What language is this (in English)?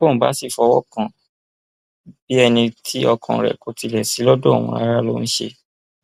Yoruba